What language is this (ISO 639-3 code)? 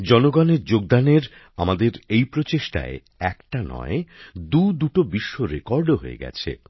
ben